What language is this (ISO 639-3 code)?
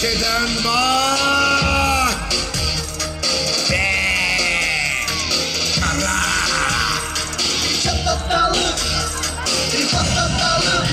ara